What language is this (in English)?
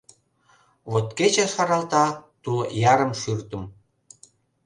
Mari